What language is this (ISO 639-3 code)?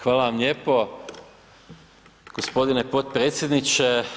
hrv